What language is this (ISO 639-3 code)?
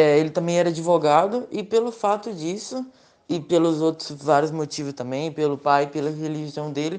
por